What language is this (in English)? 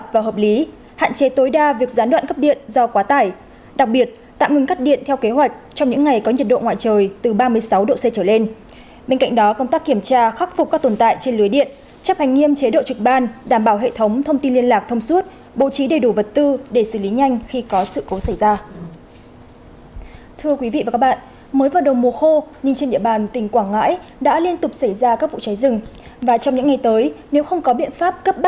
Vietnamese